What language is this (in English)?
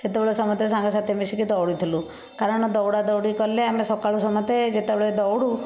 Odia